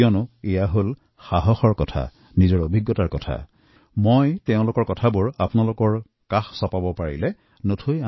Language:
Assamese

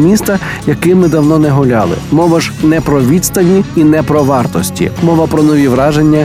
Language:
Ukrainian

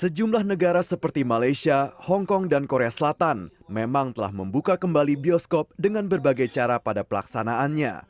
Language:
Indonesian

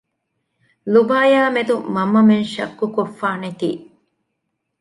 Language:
Divehi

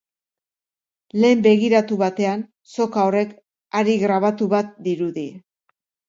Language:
Basque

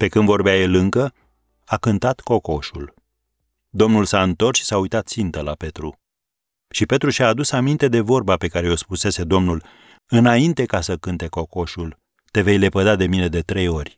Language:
Romanian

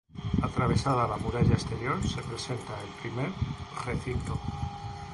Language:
Spanish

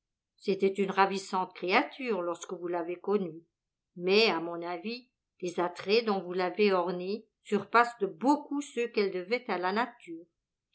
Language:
French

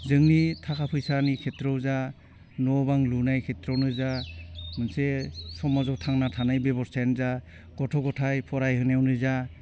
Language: Bodo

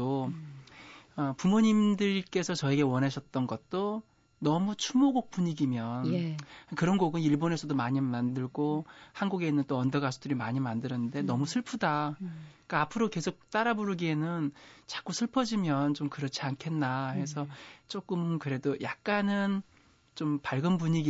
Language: Korean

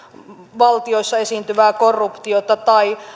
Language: Finnish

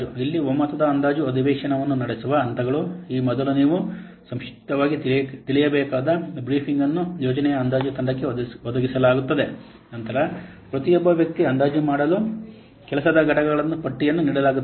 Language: Kannada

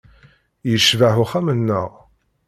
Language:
Kabyle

